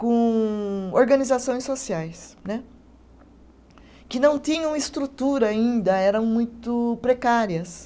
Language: Portuguese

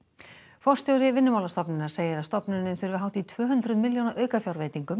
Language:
Icelandic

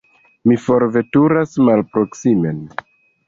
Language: Esperanto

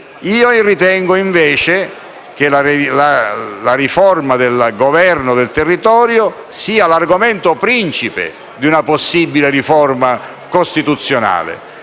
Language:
Italian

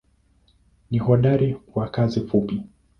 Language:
Swahili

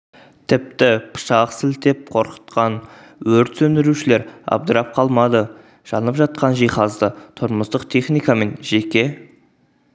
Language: Kazakh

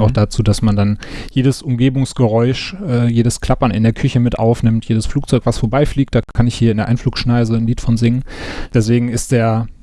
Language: German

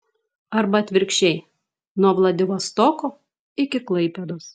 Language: Lithuanian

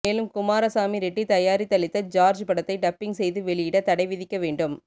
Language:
Tamil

